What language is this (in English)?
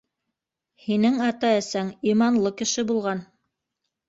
Bashkir